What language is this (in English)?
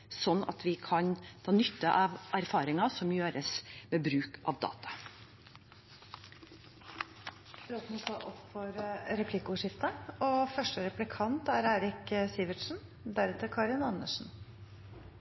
Norwegian Bokmål